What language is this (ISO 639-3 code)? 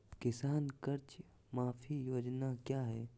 mag